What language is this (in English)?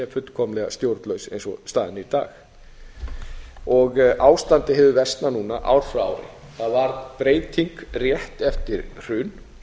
Icelandic